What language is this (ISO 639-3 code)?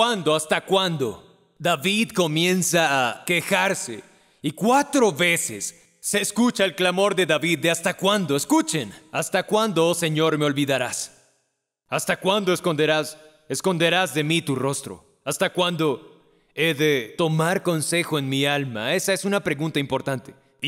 spa